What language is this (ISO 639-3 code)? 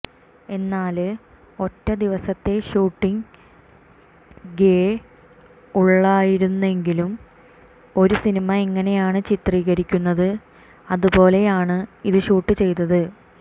mal